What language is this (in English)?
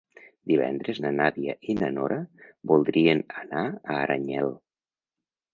Catalan